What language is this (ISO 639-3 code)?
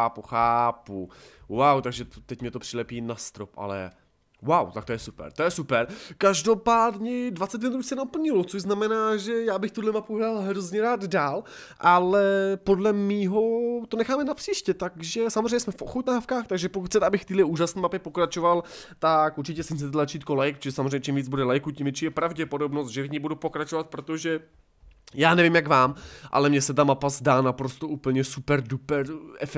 ces